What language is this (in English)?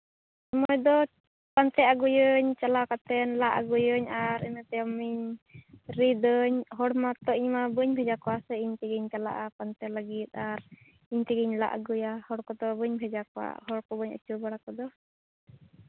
Santali